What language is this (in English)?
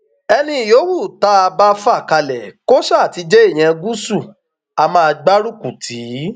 Yoruba